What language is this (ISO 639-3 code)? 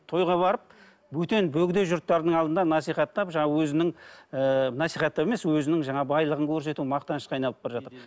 kaz